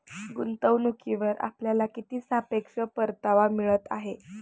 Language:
Marathi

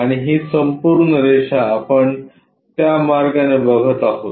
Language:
Marathi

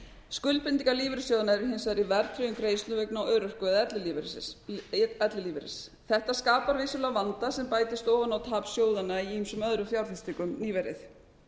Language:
Icelandic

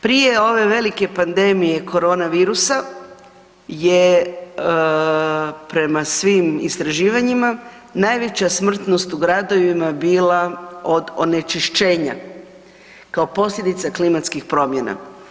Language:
Croatian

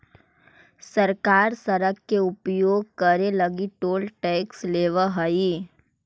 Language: Magahi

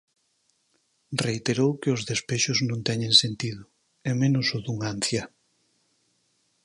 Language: Galician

